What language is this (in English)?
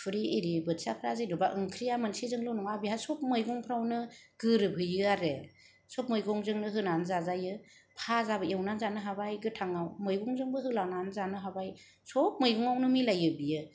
Bodo